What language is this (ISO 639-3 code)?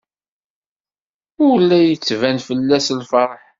kab